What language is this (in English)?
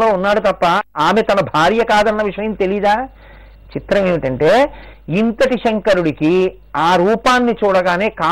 Telugu